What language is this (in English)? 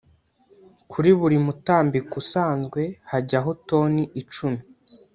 Kinyarwanda